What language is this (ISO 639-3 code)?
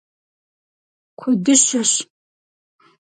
kbd